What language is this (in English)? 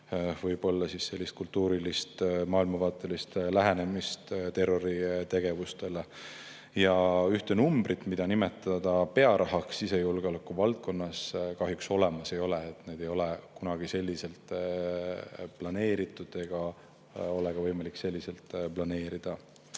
Estonian